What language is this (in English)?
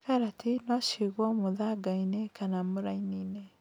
Kikuyu